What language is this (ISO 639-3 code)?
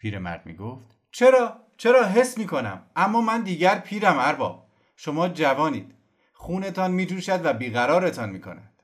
fas